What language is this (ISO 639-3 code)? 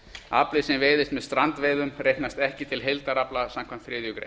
isl